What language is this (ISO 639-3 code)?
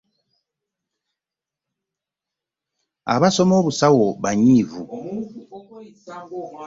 lug